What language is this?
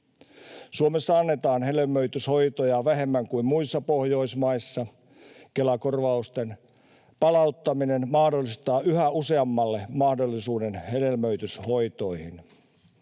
Finnish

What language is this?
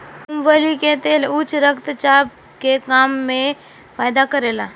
Bhojpuri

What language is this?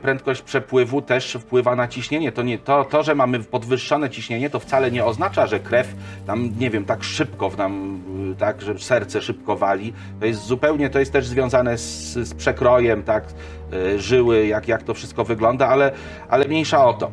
Polish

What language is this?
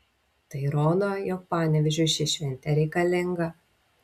Lithuanian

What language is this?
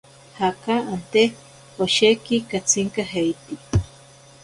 Ashéninka Perené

